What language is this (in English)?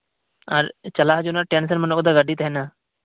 Santali